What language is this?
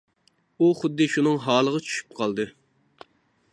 Uyghur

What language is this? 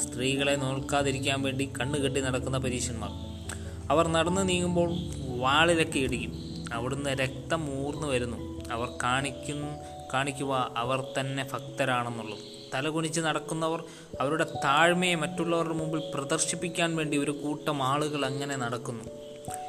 Malayalam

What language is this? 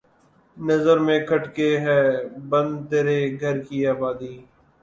Urdu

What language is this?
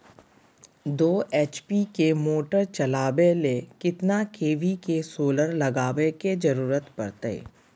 Magahi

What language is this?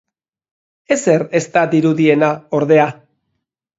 Basque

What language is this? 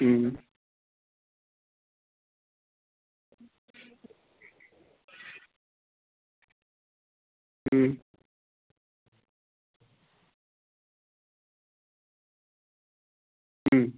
Bodo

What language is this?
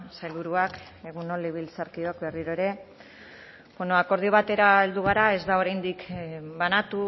Basque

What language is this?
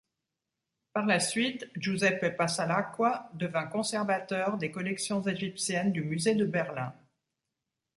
French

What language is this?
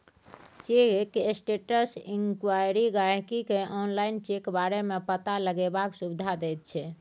Maithili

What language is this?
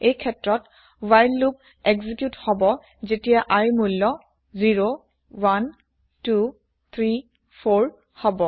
Assamese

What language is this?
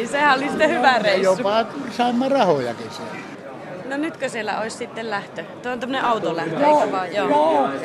Finnish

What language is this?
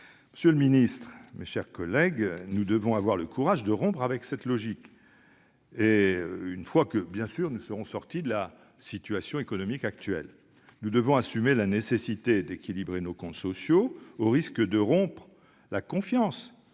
French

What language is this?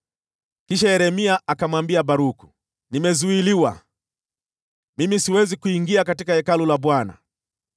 Swahili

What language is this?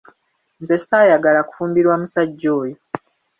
Ganda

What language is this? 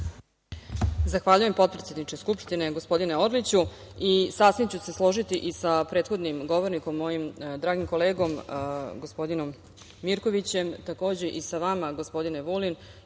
Serbian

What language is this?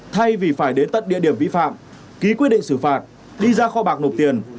Vietnamese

